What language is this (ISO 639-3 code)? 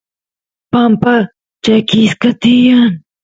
qus